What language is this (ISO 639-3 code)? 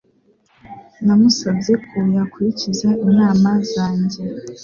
kin